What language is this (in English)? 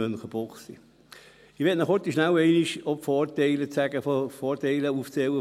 Swiss German